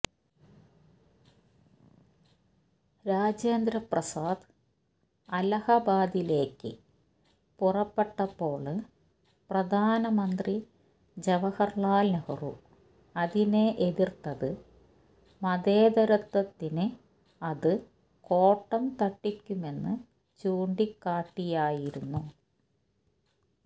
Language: Malayalam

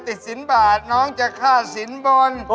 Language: Thai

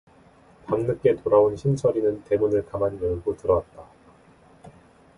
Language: Korean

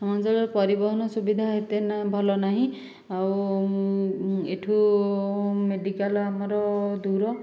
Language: Odia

